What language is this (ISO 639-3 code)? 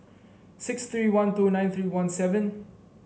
eng